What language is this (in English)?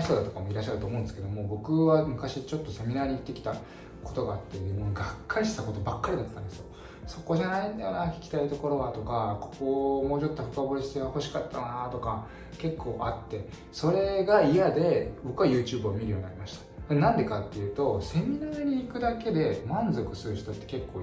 Japanese